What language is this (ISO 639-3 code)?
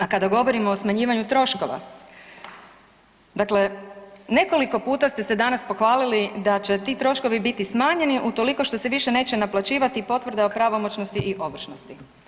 hrv